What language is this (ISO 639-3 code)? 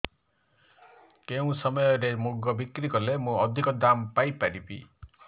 ori